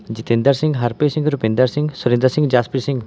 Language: Punjabi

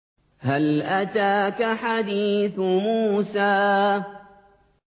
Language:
Arabic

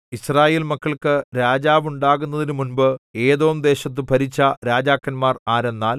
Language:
Malayalam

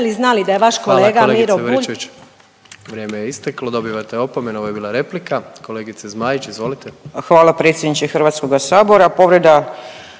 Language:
Croatian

